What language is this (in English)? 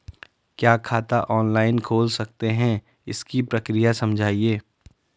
Hindi